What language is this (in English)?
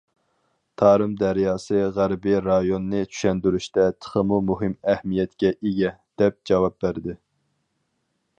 Uyghur